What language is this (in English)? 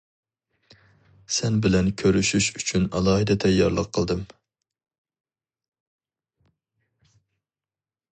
Uyghur